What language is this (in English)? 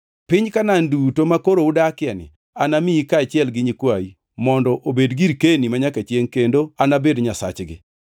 Luo (Kenya and Tanzania)